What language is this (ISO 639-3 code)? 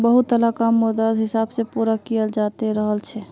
mag